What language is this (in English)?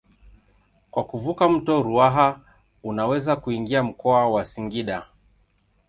Swahili